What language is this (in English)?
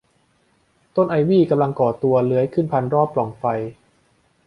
Thai